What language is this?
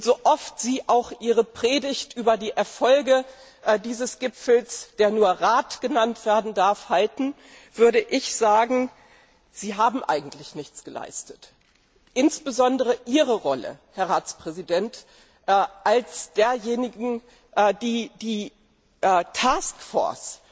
German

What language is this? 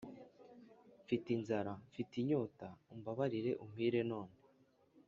Kinyarwanda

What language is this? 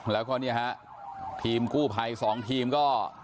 Thai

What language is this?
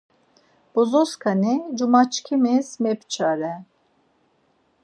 Laz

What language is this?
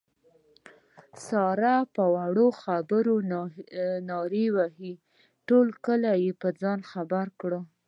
Pashto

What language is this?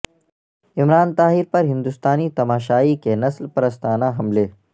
Urdu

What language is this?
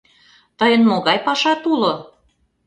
Mari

